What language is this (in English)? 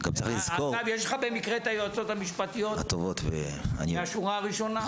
Hebrew